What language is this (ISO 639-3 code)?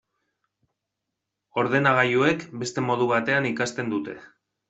eus